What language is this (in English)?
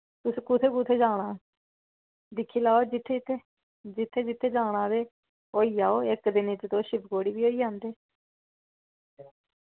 Dogri